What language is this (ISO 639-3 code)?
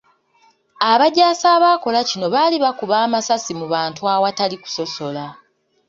lug